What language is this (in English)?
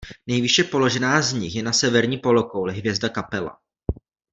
Czech